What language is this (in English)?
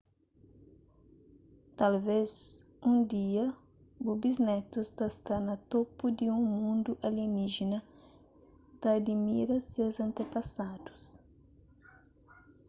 Kabuverdianu